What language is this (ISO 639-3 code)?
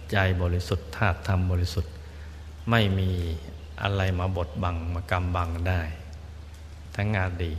tha